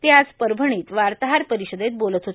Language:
Marathi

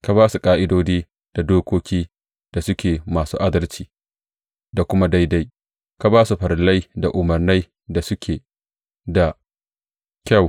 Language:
Hausa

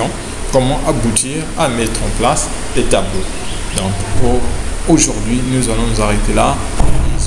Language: French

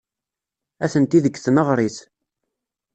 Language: Kabyle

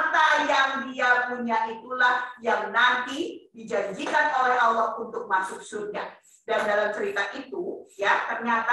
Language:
Indonesian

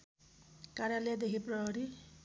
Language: Nepali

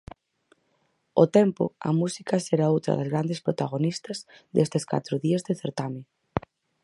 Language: Galician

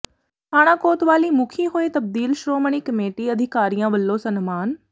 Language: Punjabi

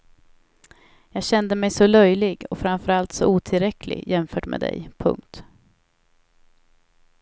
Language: Swedish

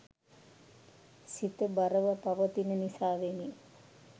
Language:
Sinhala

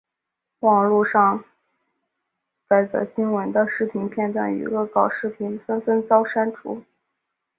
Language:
Chinese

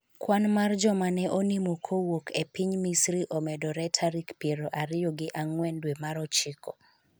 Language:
Luo (Kenya and Tanzania)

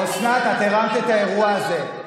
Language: Hebrew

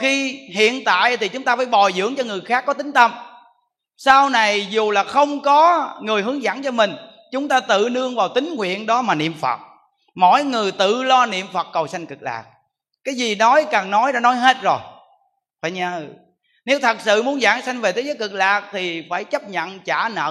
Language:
Vietnamese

